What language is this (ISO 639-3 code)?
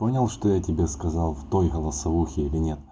rus